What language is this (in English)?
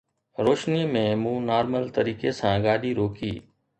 Sindhi